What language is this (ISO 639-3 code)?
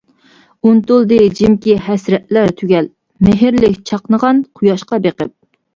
uig